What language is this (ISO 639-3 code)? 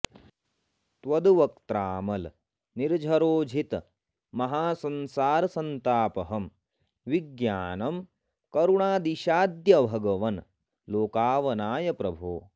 san